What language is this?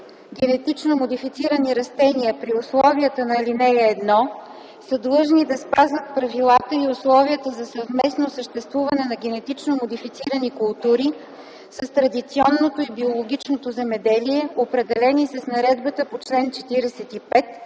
Bulgarian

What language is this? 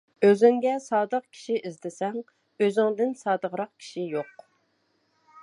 Uyghur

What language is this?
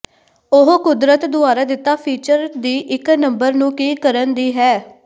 Punjabi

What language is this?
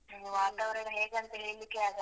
Kannada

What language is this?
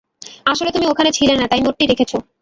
Bangla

